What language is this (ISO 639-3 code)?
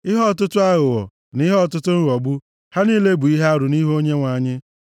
ibo